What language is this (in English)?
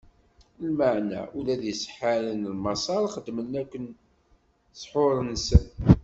Kabyle